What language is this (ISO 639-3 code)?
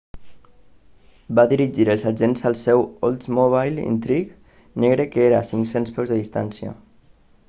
cat